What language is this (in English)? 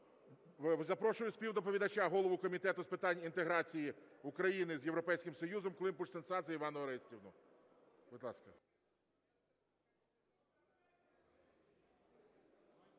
Ukrainian